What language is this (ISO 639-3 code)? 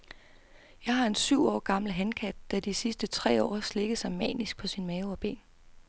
dan